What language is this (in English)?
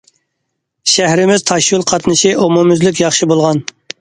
Uyghur